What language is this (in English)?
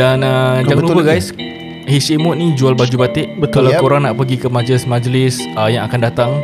Malay